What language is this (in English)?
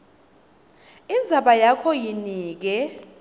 Swati